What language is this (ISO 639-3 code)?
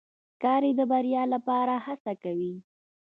pus